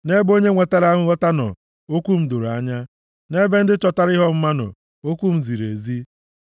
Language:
Igbo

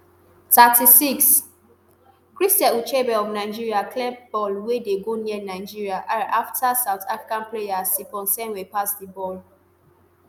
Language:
Nigerian Pidgin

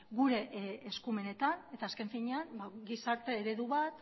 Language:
Basque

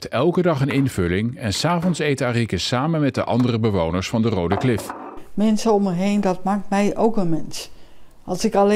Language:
Dutch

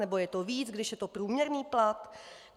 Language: Czech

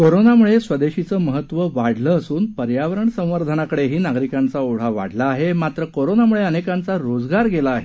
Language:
Marathi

